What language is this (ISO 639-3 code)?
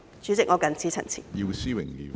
yue